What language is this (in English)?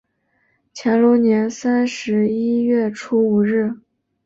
Chinese